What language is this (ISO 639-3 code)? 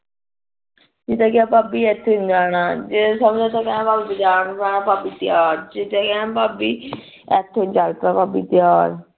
pan